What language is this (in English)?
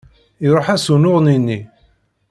Kabyle